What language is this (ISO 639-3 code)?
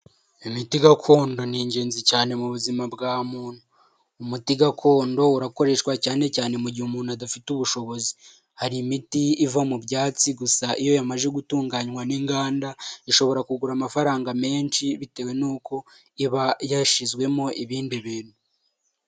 kin